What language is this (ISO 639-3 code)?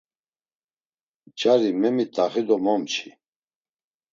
lzz